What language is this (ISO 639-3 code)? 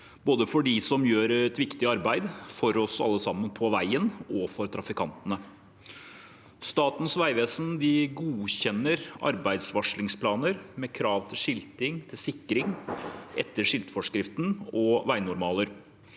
nor